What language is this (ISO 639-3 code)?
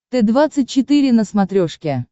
rus